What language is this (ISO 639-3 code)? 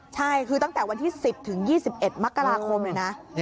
tha